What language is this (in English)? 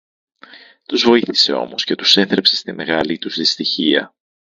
Greek